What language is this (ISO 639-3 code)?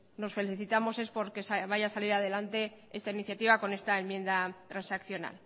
spa